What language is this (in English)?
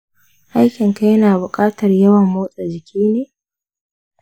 Hausa